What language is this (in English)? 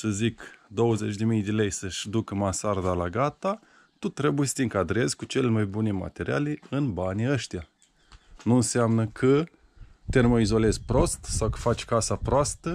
Romanian